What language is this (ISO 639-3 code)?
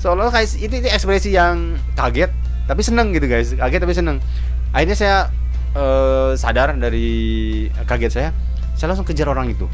ind